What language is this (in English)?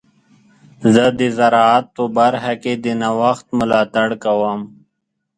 Pashto